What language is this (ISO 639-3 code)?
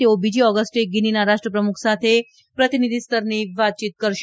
guj